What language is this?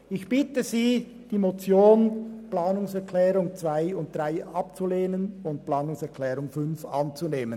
Swiss German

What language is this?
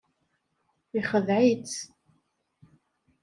Kabyle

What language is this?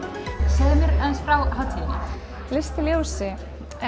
Icelandic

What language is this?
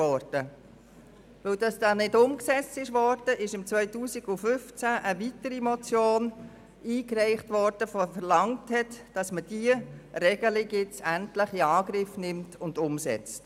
Swiss German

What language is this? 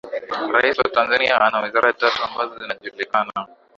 Swahili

